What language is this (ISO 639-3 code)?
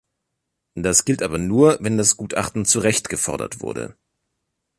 deu